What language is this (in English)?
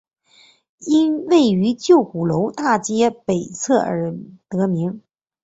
Chinese